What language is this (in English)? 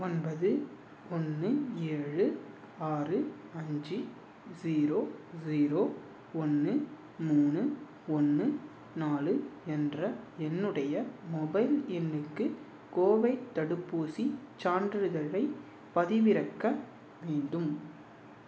Tamil